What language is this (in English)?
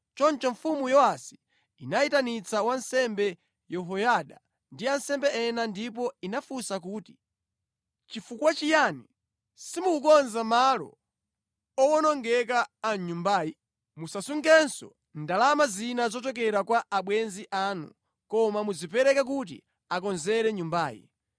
Nyanja